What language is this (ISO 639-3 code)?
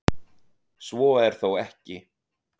isl